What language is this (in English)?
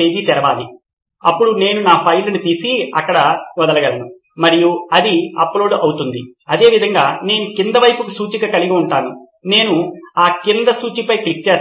Telugu